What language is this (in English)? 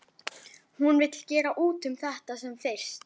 Icelandic